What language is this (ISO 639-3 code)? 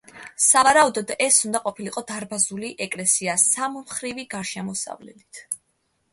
kat